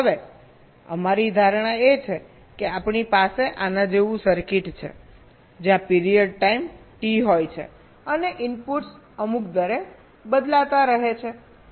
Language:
Gujarati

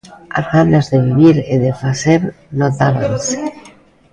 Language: Galician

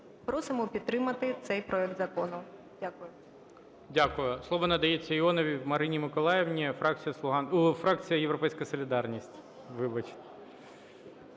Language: Ukrainian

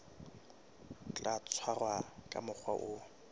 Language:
Southern Sotho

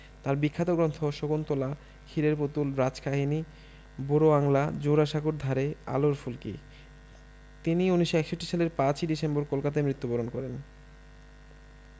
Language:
Bangla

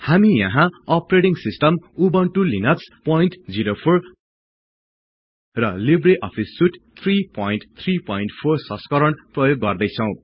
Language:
Nepali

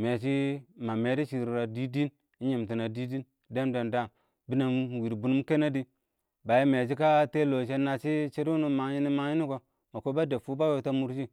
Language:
Awak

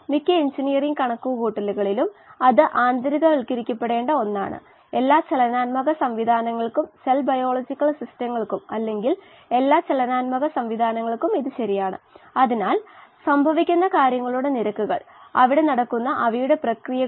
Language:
Malayalam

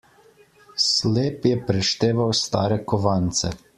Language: Slovenian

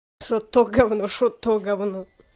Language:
Russian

